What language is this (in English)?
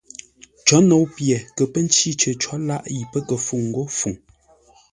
Ngombale